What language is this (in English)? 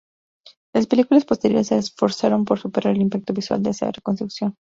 Spanish